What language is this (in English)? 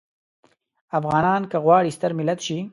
Pashto